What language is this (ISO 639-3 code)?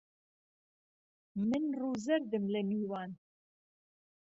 ckb